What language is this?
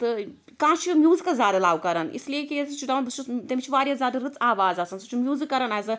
Kashmiri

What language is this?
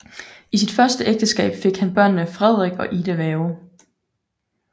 Danish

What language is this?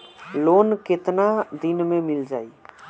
Bhojpuri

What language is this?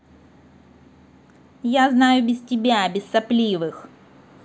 Russian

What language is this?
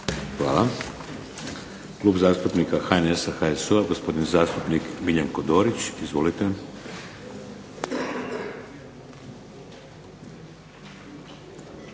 Croatian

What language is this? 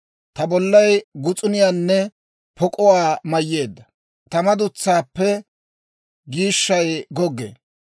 Dawro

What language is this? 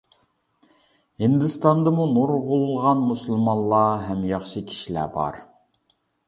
Uyghur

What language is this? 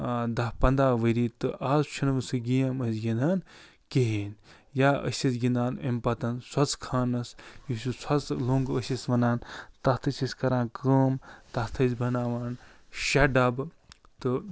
Kashmiri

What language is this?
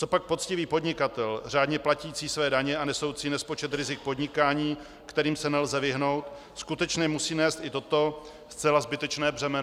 Czech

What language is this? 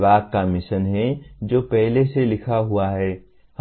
Hindi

